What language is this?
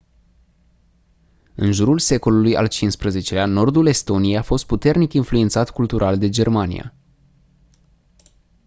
Romanian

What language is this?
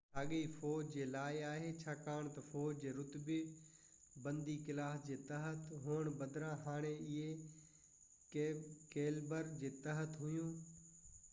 Sindhi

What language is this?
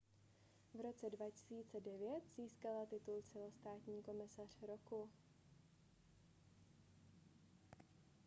Czech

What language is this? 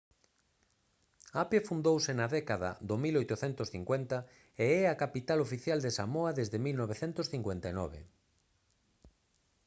Galician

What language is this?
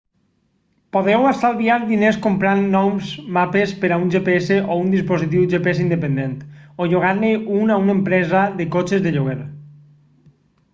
Catalan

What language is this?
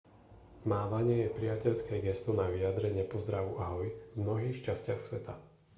Slovak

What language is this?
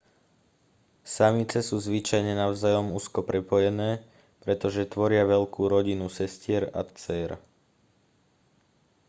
Slovak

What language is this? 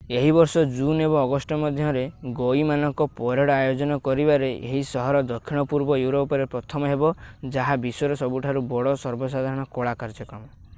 Odia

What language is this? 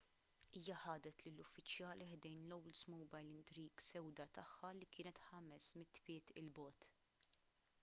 Maltese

